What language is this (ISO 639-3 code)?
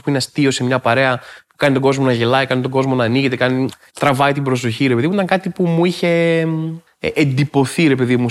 ell